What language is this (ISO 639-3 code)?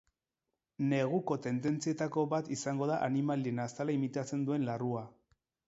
eus